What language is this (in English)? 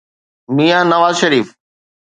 Sindhi